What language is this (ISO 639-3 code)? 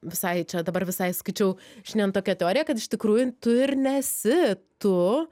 lit